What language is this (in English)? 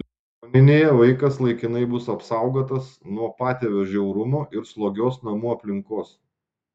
Lithuanian